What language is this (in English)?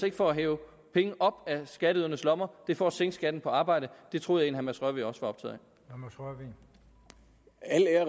Danish